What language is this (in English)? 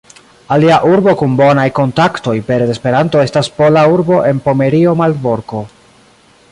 Esperanto